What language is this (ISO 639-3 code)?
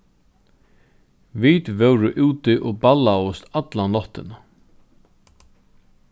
fao